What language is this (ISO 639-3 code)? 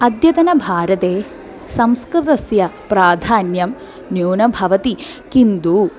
san